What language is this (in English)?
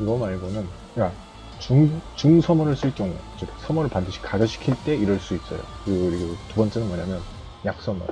Korean